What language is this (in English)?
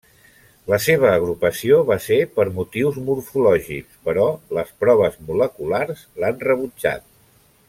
Catalan